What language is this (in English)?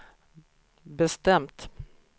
Swedish